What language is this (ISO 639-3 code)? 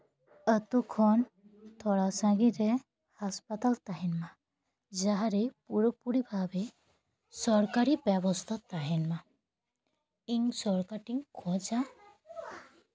sat